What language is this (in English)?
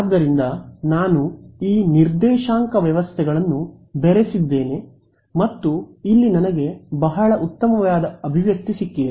Kannada